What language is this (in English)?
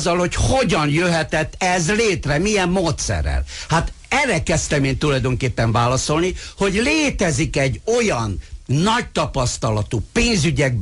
Hungarian